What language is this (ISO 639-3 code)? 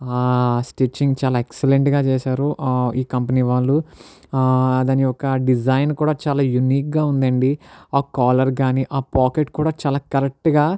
tel